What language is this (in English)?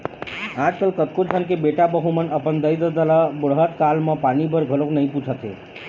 Chhattisgarhi